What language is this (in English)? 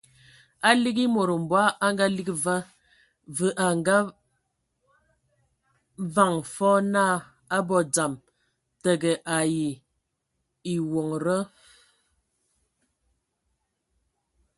Ewondo